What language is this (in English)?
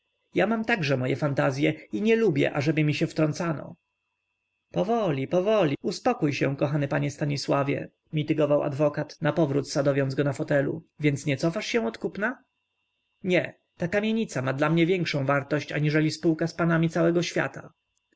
Polish